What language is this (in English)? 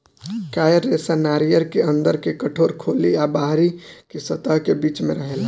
Bhojpuri